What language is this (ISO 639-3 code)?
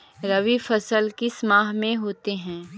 mag